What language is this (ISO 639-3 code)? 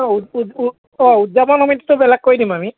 asm